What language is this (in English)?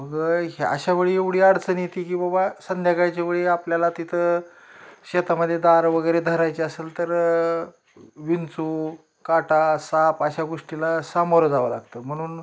Marathi